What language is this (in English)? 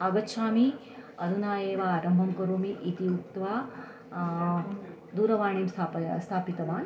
Sanskrit